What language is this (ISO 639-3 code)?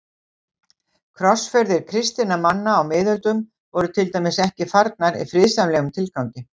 isl